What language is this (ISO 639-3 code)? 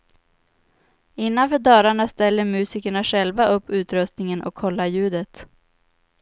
swe